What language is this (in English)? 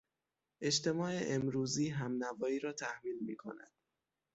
Persian